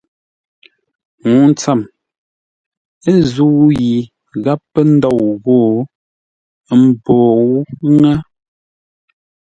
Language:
Ngombale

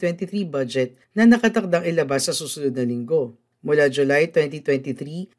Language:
Filipino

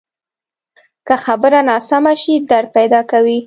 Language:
Pashto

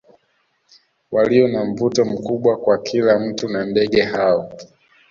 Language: Swahili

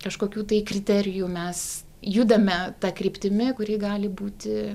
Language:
Lithuanian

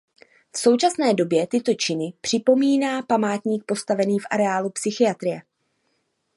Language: Czech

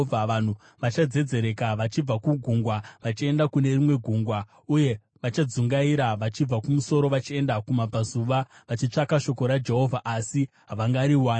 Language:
Shona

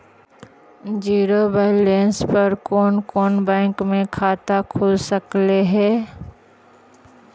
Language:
Magahi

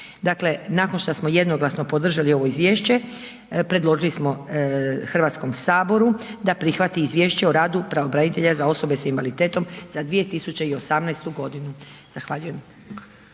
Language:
Croatian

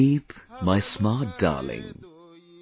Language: English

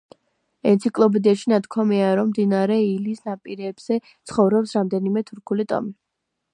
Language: Georgian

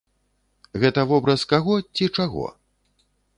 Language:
Belarusian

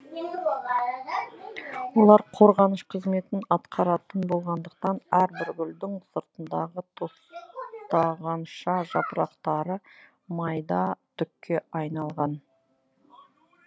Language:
Kazakh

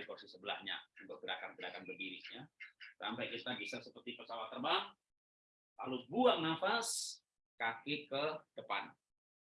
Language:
Indonesian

